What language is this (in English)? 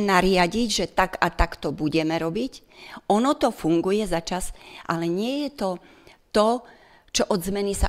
Slovak